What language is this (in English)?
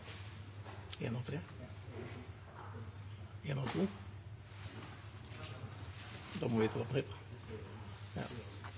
Norwegian Nynorsk